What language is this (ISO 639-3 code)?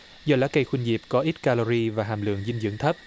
vie